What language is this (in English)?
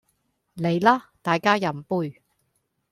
Cantonese